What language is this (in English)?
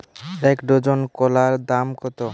Bangla